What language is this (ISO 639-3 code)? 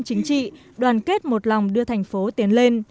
vie